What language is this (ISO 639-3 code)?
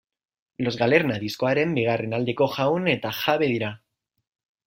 eus